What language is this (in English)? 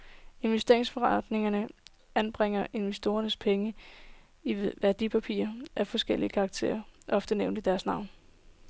Danish